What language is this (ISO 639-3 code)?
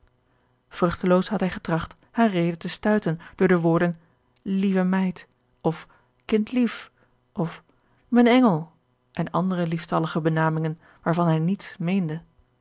nld